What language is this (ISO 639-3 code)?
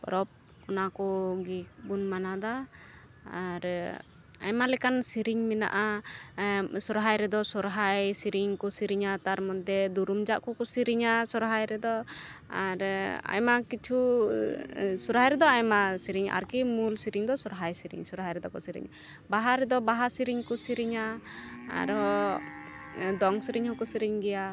sat